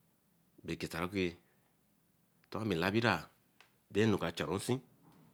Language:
Eleme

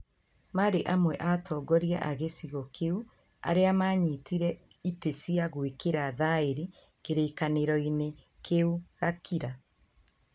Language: Kikuyu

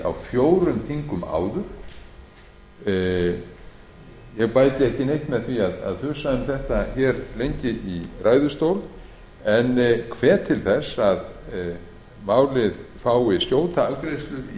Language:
Icelandic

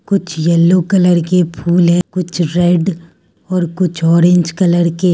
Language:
Hindi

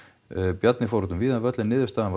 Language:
Icelandic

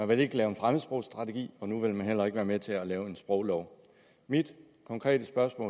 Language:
Danish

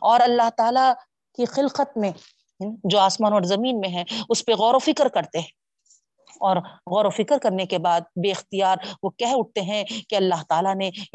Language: Urdu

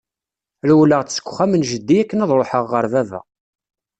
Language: Kabyle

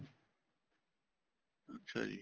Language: Punjabi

